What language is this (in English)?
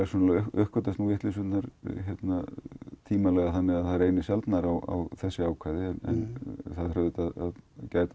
Icelandic